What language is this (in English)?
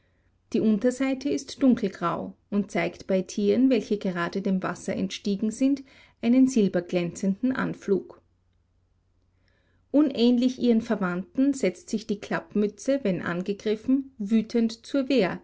German